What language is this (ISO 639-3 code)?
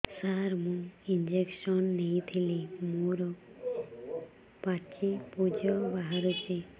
ori